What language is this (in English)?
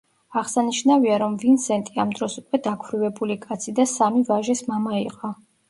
Georgian